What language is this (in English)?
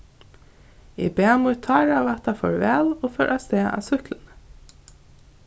Faroese